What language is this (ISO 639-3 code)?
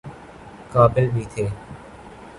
urd